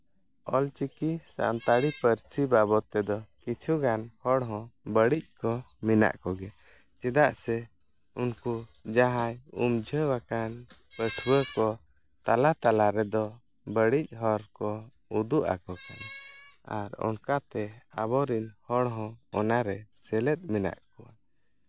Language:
Santali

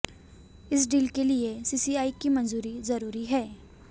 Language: Hindi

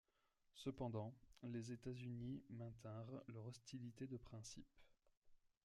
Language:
French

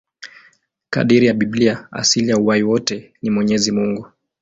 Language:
Swahili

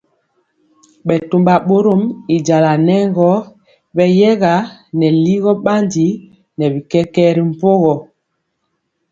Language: Mpiemo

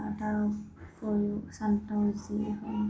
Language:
Assamese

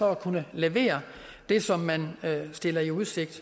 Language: Danish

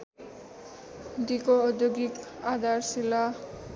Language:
Nepali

